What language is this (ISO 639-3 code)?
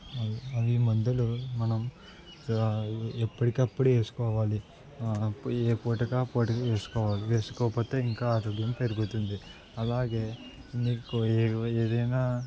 tel